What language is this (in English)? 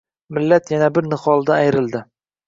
Uzbek